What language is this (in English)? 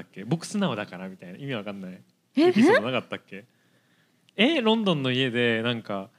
Japanese